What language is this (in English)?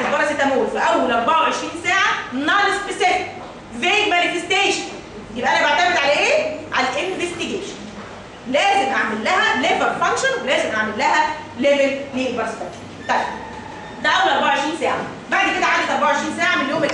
Arabic